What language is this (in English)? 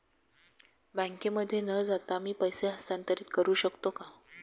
Marathi